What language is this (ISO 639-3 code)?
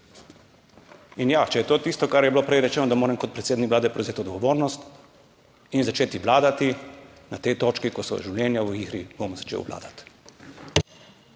slv